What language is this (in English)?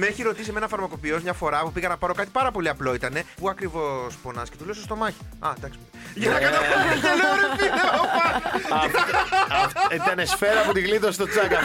Greek